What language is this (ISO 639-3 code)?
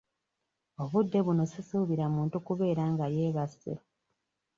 lug